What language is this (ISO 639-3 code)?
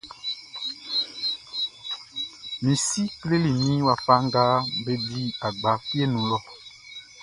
bci